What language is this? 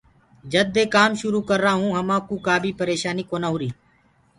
Gurgula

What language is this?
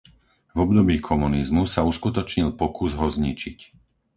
Slovak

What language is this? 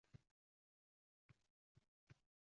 Uzbek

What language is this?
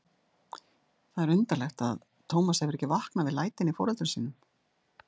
Icelandic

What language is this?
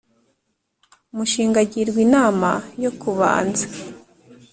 Kinyarwanda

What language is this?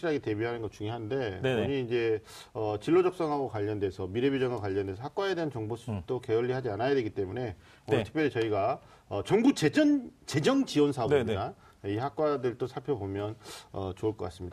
Korean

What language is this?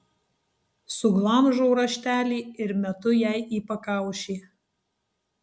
Lithuanian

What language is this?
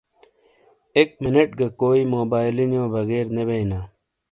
Shina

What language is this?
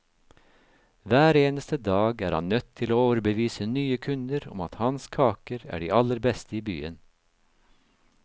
Norwegian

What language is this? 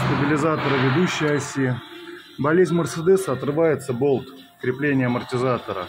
Russian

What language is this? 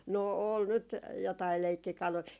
Finnish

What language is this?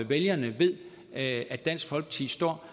Danish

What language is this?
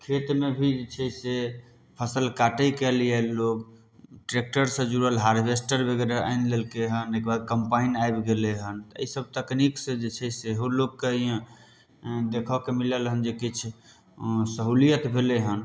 Maithili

